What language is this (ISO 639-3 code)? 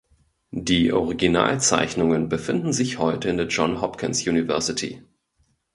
deu